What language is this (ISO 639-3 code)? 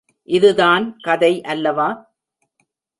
tam